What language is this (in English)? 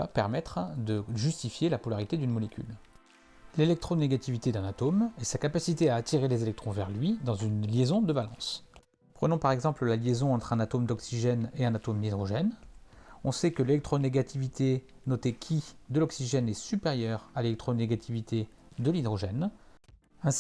French